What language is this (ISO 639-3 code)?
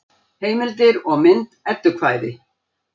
isl